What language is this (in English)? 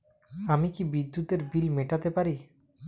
Bangla